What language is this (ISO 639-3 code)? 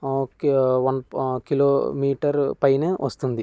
tel